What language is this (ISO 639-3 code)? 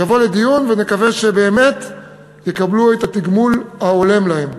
heb